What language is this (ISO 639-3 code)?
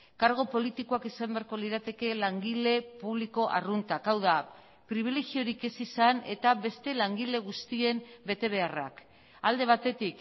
eus